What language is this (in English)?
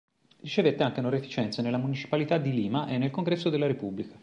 Italian